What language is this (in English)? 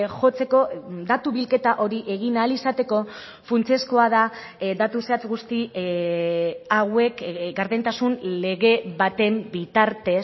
Basque